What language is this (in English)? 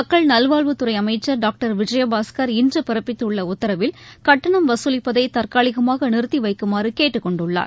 Tamil